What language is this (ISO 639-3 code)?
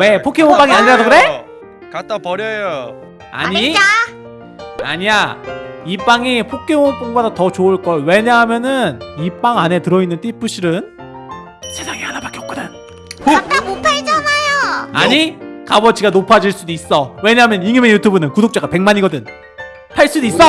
kor